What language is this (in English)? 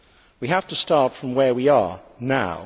English